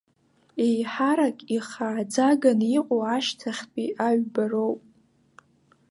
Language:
Abkhazian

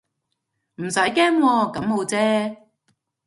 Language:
Cantonese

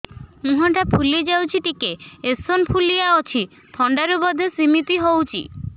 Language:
Odia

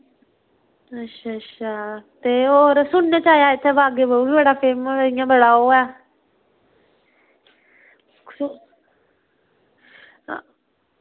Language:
Dogri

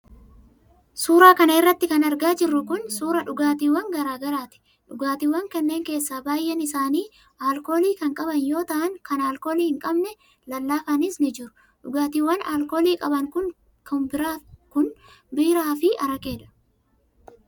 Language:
Oromo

